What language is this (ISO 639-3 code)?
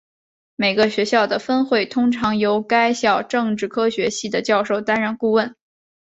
zho